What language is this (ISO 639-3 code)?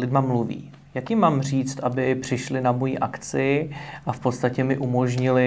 ces